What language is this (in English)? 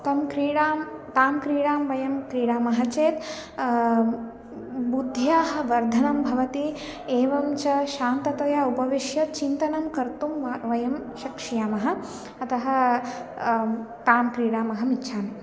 Sanskrit